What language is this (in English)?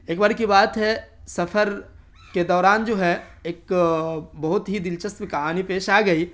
Urdu